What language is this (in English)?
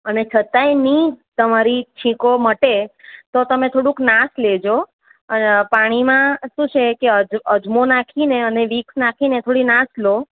Gujarati